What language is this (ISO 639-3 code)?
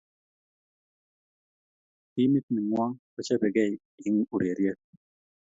kln